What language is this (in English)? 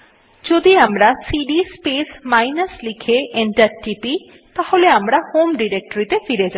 Bangla